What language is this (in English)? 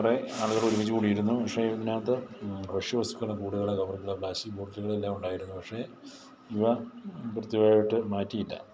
Malayalam